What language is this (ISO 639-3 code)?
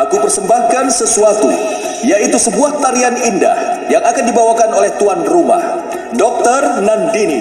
ind